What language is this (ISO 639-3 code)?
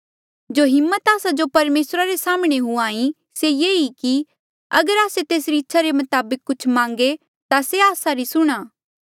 mjl